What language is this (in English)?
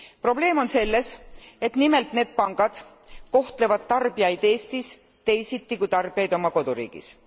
Estonian